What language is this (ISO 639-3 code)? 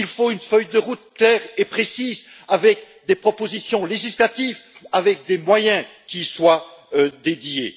fra